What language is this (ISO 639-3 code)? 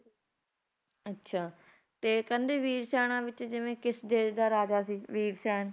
pan